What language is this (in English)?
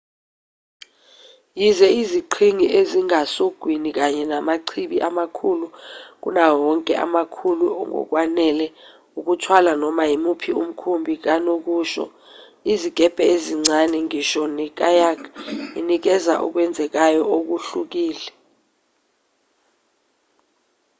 Zulu